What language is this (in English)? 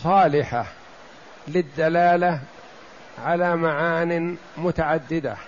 Arabic